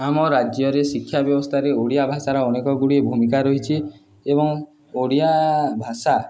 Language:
Odia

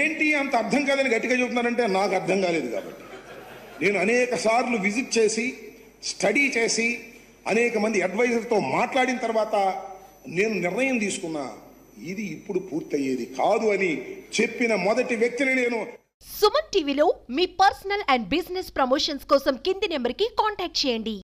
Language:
Telugu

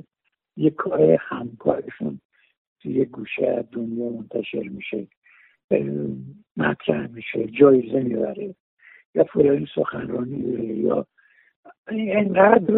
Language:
Persian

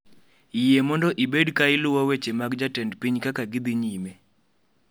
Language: Luo (Kenya and Tanzania)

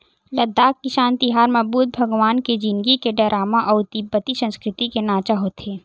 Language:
Chhattisgarhi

